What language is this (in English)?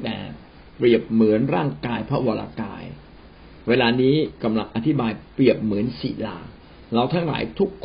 Thai